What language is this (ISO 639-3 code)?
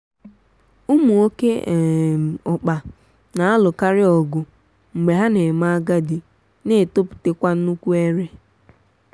ibo